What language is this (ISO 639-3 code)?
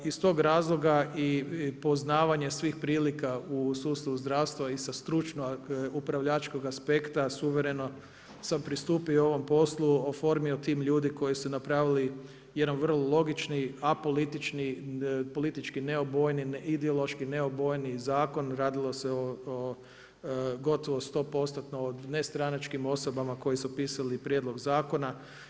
hrv